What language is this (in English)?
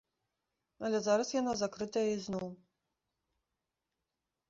Belarusian